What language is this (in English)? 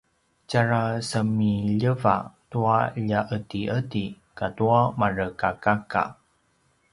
Paiwan